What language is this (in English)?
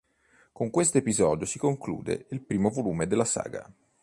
Italian